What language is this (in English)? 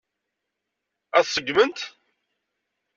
Kabyle